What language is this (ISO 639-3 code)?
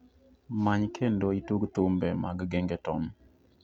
luo